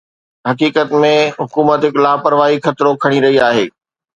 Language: Sindhi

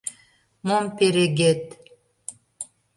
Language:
Mari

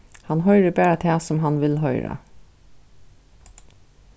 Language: Faroese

